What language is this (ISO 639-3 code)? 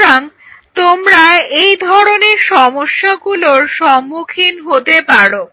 ben